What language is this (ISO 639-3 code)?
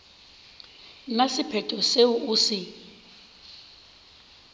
nso